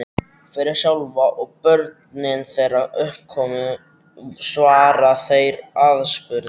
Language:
Icelandic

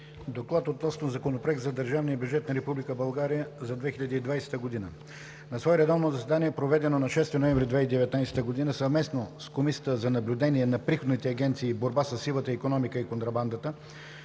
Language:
Bulgarian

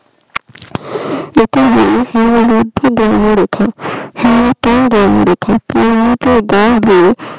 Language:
Bangla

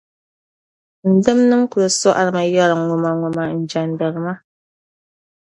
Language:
Dagbani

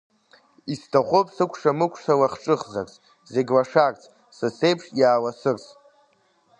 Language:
Abkhazian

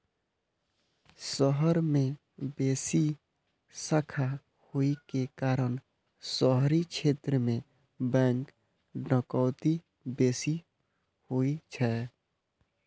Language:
Maithili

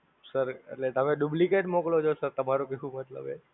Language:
Gujarati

